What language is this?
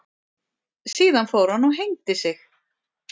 Icelandic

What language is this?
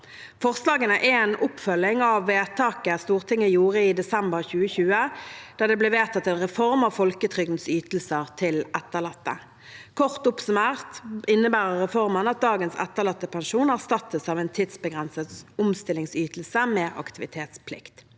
Norwegian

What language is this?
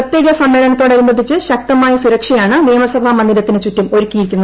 Malayalam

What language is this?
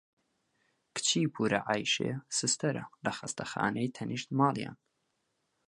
Central Kurdish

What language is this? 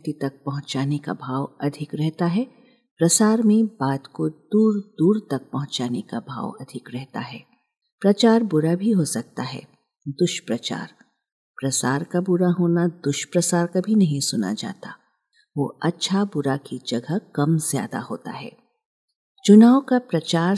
Hindi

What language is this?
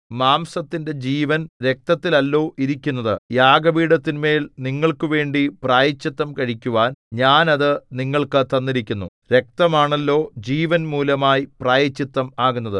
Malayalam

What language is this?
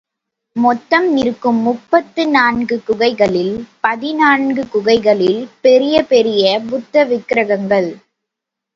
Tamil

